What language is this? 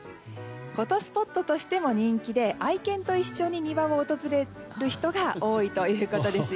Japanese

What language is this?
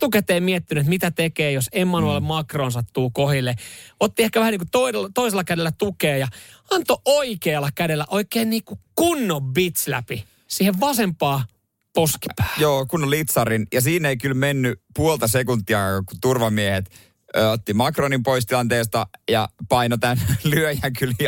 Finnish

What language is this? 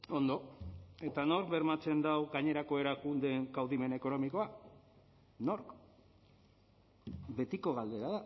Basque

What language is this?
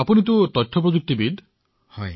Assamese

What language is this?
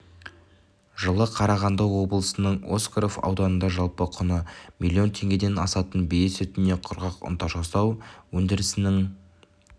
Kazakh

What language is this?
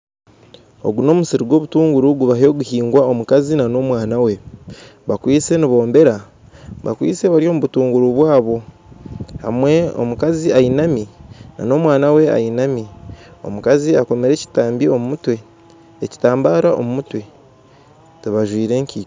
Nyankole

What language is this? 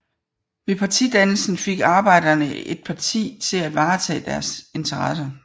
Danish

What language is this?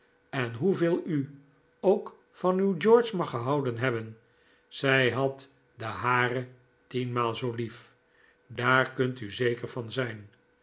Dutch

